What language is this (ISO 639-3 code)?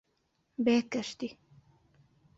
ckb